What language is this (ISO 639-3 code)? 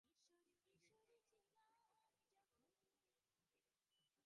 ben